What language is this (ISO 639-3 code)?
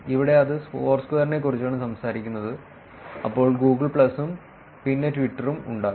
mal